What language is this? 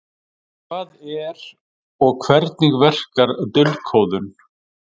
Icelandic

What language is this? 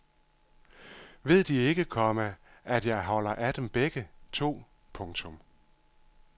Danish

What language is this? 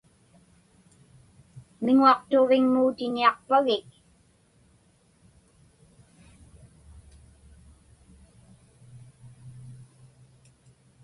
Inupiaq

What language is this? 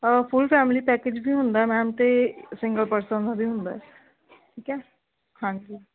Punjabi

